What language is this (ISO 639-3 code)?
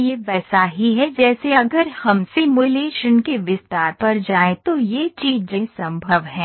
hin